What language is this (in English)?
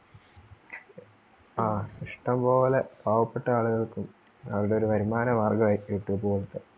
Malayalam